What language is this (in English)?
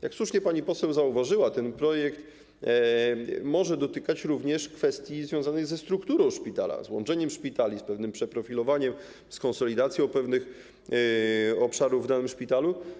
Polish